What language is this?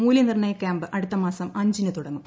Malayalam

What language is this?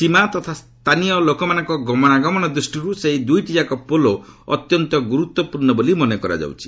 Odia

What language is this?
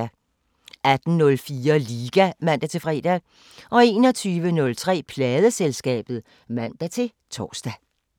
Danish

